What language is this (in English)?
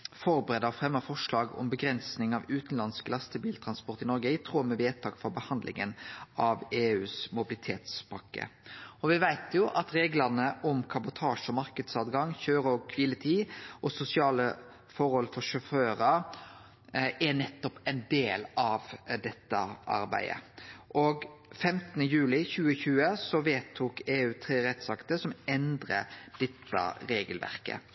Norwegian Nynorsk